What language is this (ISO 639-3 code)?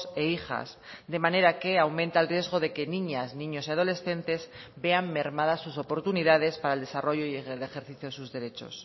spa